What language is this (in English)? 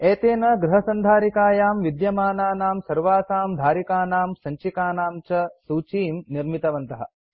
Sanskrit